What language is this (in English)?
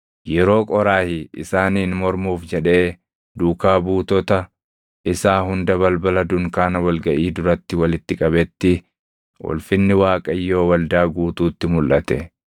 Oromo